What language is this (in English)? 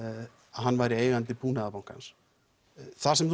Icelandic